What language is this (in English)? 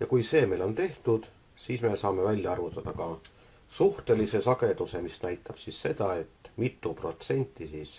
Finnish